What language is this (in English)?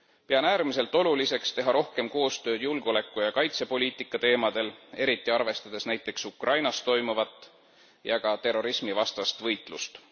Estonian